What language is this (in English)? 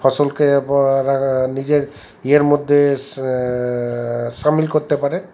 Bangla